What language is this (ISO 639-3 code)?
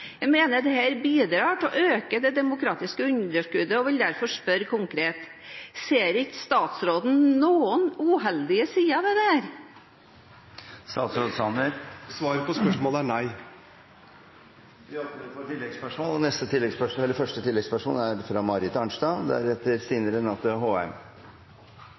nor